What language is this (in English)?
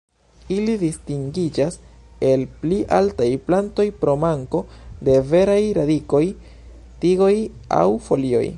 Esperanto